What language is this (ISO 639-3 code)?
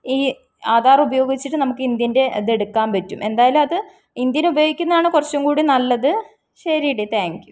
mal